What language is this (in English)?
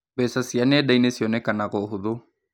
Kikuyu